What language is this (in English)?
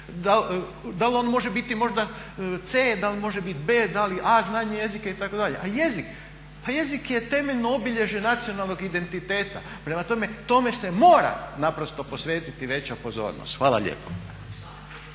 Croatian